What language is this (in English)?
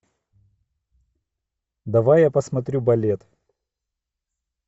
Russian